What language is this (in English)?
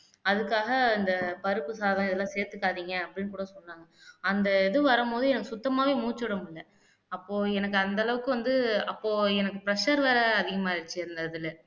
Tamil